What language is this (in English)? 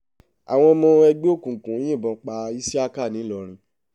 Yoruba